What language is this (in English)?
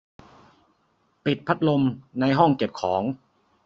Thai